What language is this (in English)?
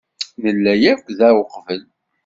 Kabyle